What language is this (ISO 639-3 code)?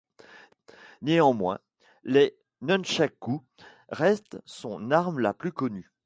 fra